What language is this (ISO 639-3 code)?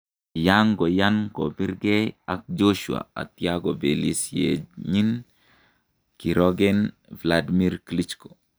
kln